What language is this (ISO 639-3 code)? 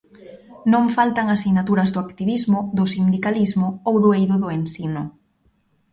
glg